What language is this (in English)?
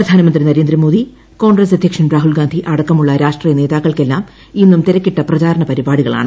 Malayalam